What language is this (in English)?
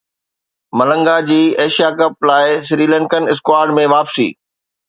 Sindhi